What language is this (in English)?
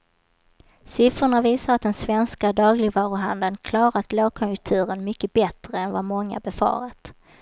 Swedish